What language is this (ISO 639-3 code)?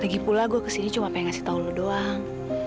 ind